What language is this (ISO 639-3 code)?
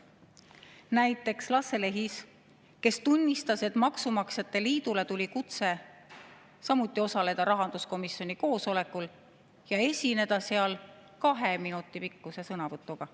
est